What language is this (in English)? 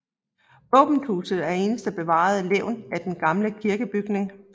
Danish